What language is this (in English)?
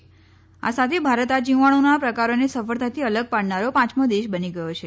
Gujarati